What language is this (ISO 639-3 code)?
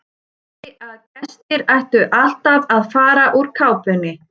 isl